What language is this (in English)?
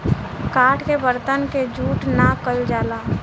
Bhojpuri